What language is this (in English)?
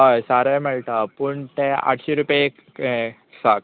Konkani